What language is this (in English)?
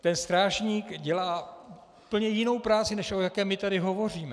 Czech